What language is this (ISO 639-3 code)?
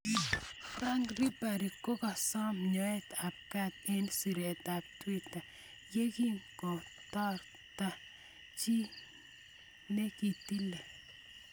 kln